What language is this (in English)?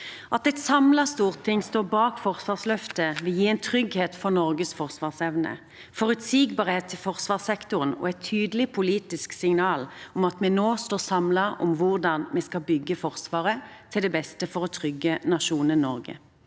Norwegian